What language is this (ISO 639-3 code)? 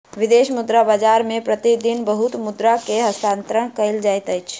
mai